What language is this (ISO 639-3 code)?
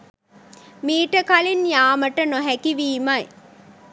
sin